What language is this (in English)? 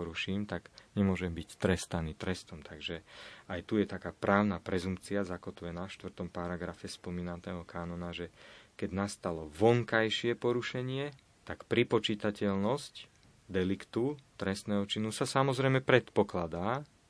Slovak